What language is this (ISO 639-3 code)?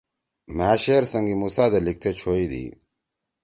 trw